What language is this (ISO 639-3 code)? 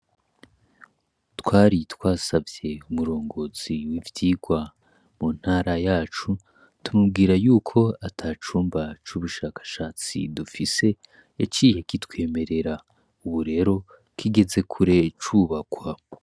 run